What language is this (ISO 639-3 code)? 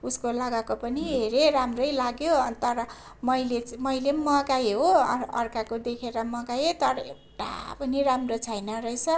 nep